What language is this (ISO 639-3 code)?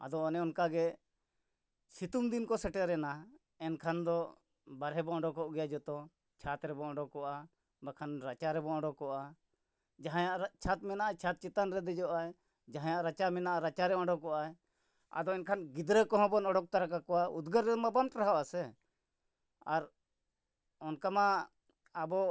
sat